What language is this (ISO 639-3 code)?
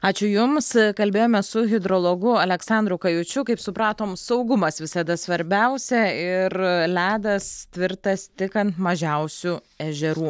lit